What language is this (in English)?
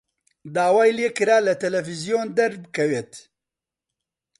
Central Kurdish